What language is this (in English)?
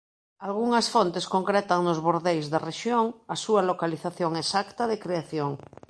Galician